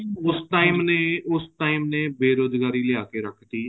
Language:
Punjabi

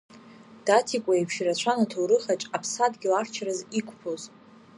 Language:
Abkhazian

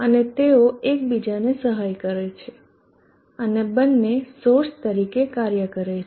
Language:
Gujarati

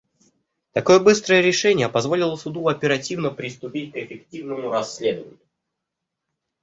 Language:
Russian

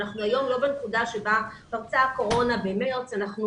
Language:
Hebrew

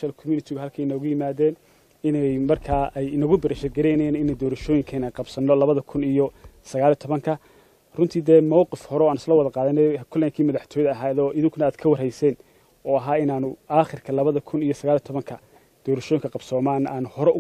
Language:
Arabic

